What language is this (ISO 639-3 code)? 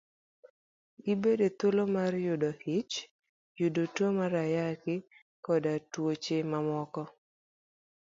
luo